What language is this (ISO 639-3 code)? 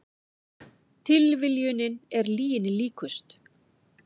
isl